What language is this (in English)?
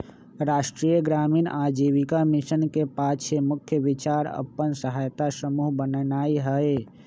Magahi